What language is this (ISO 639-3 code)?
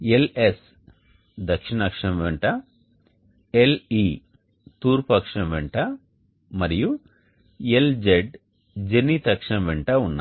tel